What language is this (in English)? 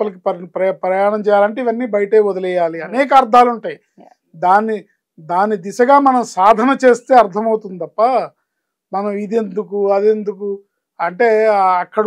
Telugu